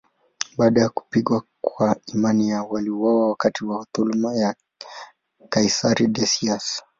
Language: Swahili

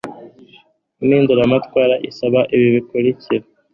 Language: Kinyarwanda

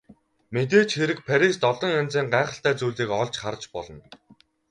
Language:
Mongolian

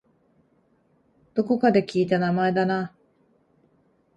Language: Japanese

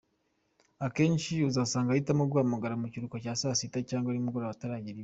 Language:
Kinyarwanda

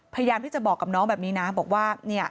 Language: Thai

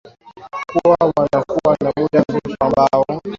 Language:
Swahili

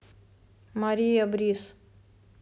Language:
Russian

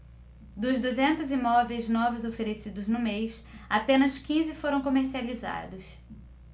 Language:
Portuguese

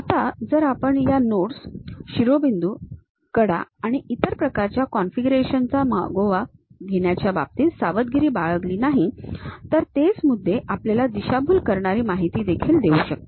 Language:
Marathi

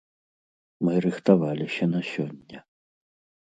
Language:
Belarusian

